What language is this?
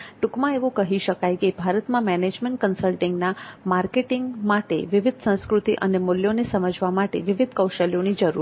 Gujarati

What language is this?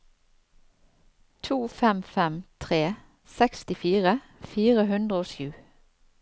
Norwegian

